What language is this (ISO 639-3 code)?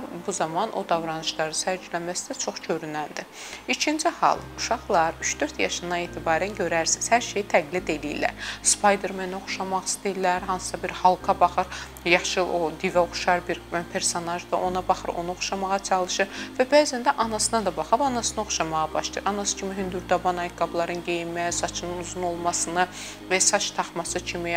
tur